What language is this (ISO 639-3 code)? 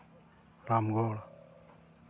sat